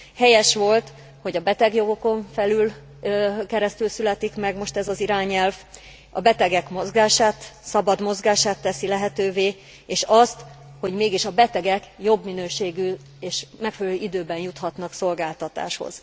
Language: Hungarian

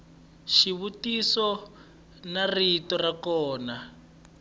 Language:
Tsonga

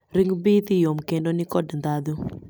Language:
Luo (Kenya and Tanzania)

